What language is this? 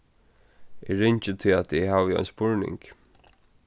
Faroese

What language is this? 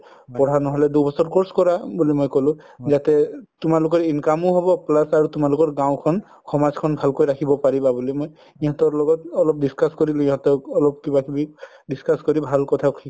Assamese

